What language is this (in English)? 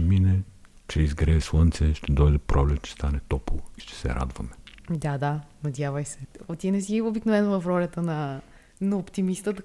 Bulgarian